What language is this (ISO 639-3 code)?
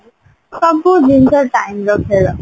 ori